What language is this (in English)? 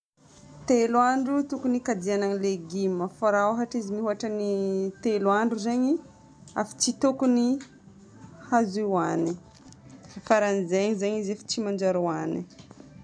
Northern Betsimisaraka Malagasy